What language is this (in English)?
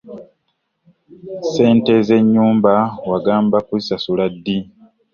Ganda